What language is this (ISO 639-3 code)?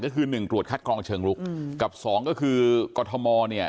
tha